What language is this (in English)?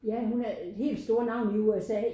Danish